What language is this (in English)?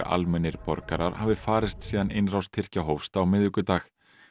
Icelandic